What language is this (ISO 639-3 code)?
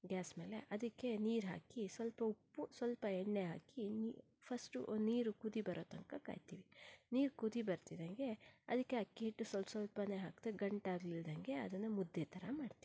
kan